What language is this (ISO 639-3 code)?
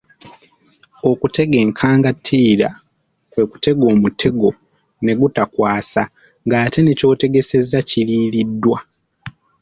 lug